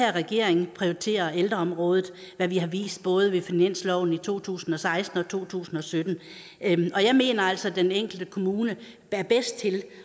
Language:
Danish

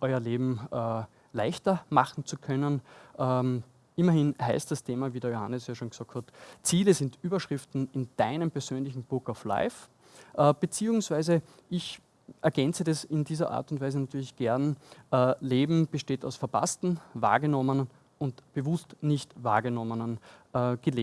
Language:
German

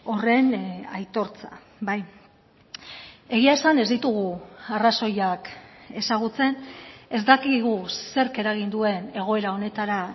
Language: Basque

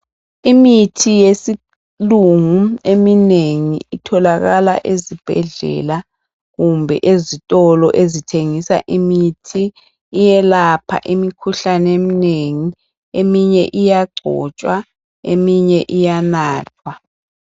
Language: North Ndebele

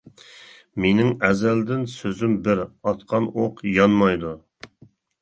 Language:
Uyghur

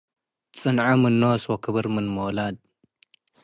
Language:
Tigre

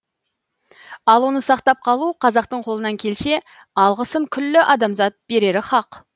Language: Kazakh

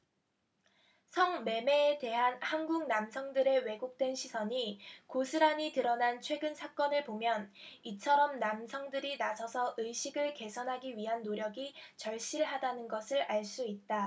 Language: Korean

